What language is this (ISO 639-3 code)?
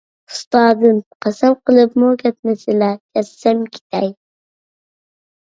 uig